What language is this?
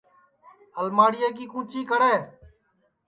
Sansi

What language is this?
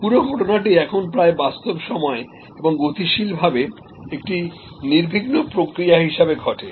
Bangla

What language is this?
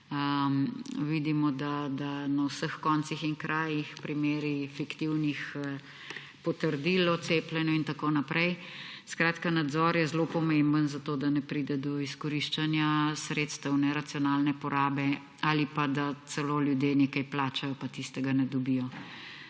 Slovenian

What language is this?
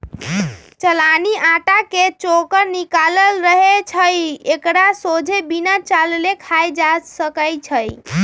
Magahi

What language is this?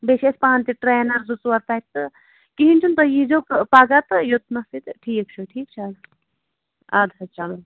Kashmiri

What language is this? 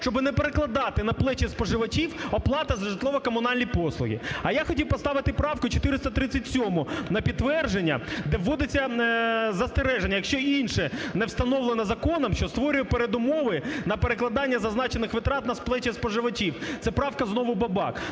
Ukrainian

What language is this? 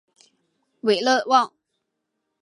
Chinese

